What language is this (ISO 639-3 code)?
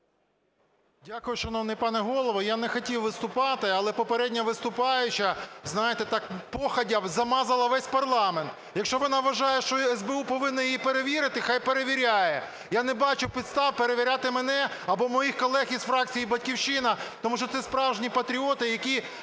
ukr